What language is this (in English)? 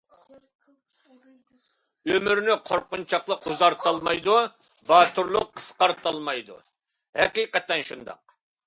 Uyghur